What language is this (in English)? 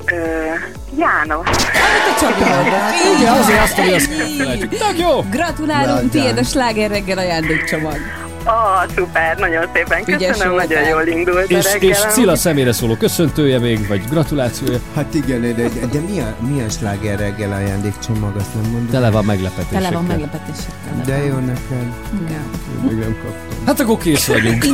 Hungarian